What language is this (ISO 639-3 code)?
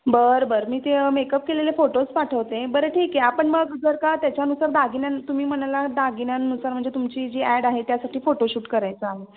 mar